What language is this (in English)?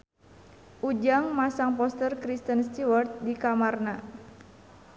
Sundanese